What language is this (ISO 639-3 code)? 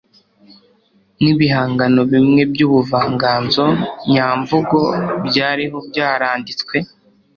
kin